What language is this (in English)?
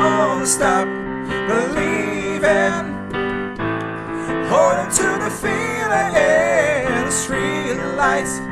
Portuguese